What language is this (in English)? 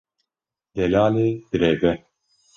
Kurdish